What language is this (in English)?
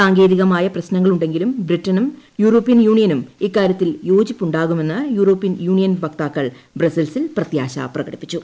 Malayalam